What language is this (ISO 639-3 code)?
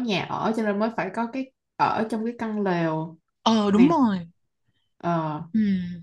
vie